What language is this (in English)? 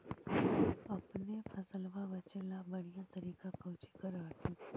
Magahi